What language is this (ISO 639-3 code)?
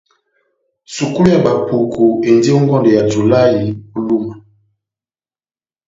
bnm